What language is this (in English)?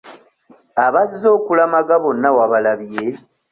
Ganda